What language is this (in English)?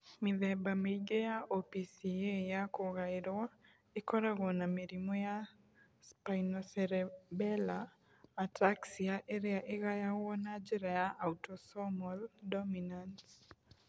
Kikuyu